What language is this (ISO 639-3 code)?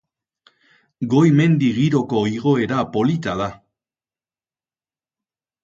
eus